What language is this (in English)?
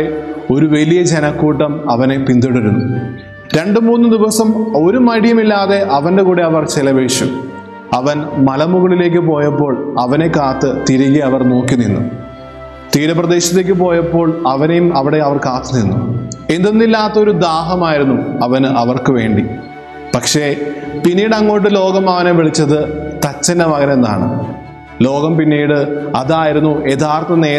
Malayalam